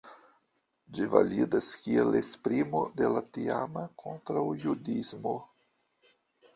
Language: Esperanto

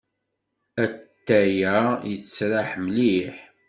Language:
Kabyle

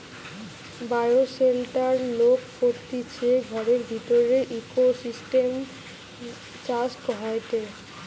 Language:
Bangla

